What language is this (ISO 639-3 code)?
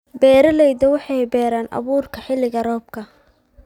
som